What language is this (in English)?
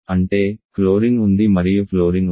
Telugu